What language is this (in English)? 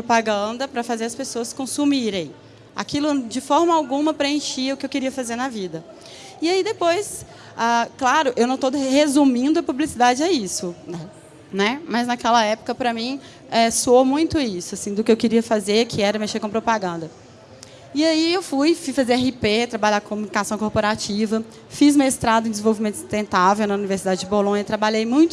Portuguese